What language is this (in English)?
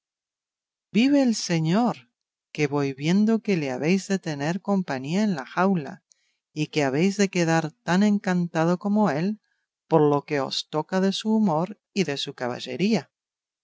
Spanish